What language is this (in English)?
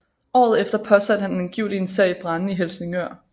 Danish